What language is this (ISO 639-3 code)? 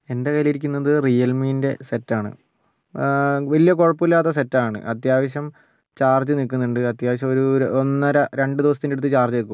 mal